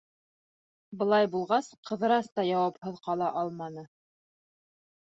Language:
Bashkir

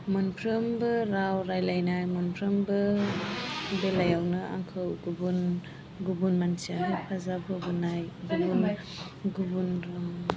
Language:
Bodo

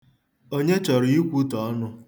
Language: Igbo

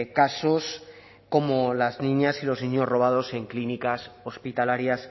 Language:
Spanish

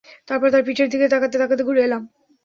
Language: Bangla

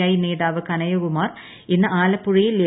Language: Malayalam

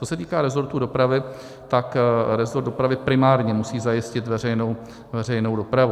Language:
Czech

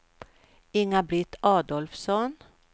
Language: Swedish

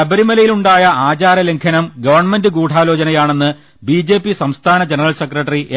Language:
Malayalam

